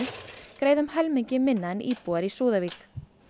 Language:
Icelandic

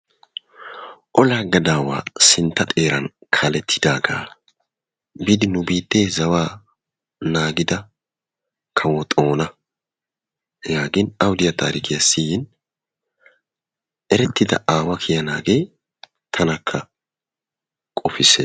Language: Wolaytta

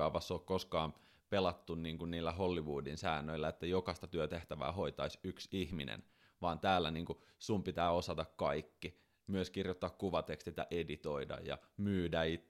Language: Finnish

